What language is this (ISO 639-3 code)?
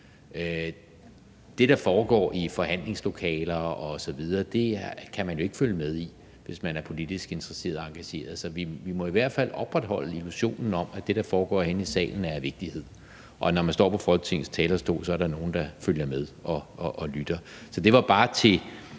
dan